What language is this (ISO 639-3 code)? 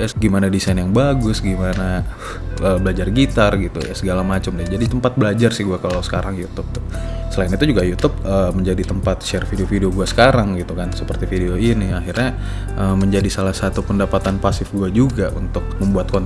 ind